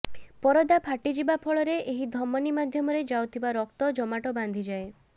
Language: Odia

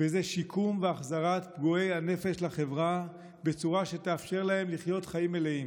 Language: Hebrew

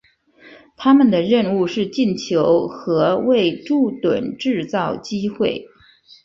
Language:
Chinese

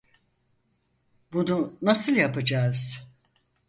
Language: Turkish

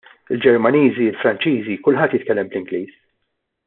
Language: Maltese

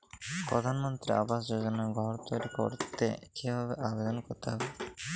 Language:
Bangla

